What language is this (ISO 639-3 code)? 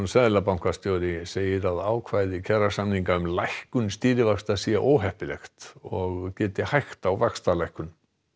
isl